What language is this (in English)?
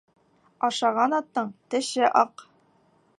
Bashkir